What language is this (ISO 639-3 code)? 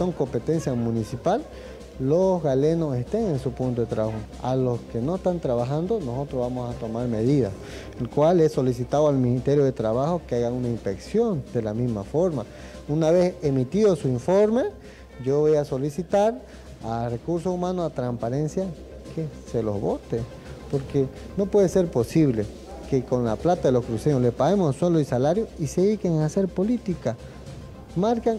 spa